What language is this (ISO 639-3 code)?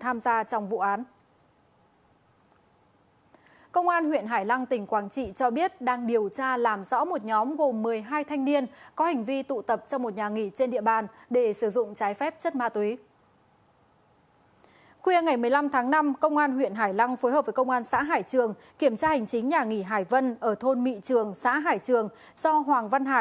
vie